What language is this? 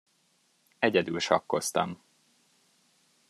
Hungarian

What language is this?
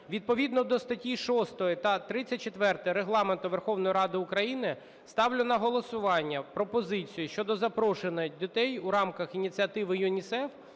Ukrainian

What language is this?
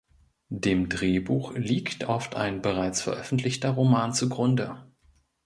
German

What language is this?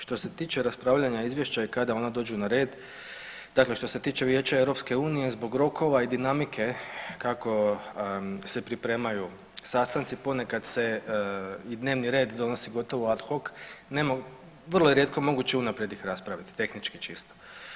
Croatian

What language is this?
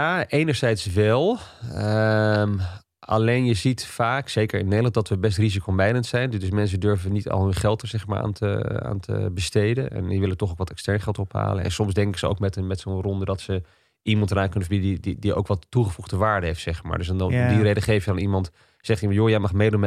Dutch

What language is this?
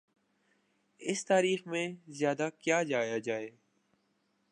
Urdu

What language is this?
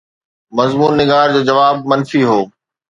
Sindhi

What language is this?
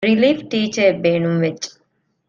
Divehi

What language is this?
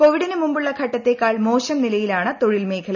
Malayalam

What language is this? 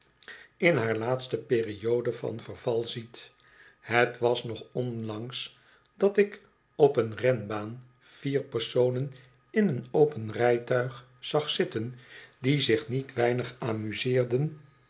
Dutch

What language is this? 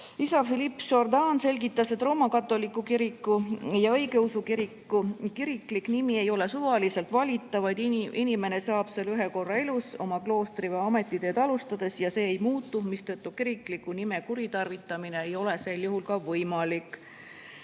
Estonian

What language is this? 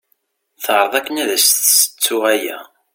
Kabyle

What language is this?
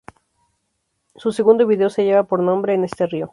Spanish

